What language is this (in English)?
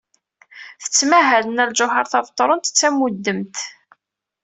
Kabyle